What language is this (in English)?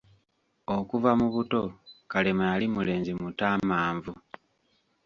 Ganda